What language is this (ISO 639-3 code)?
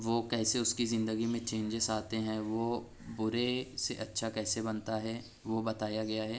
urd